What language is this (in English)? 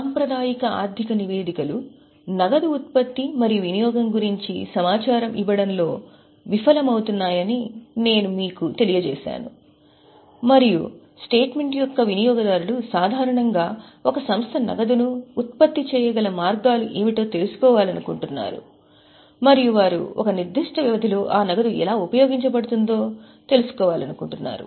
Telugu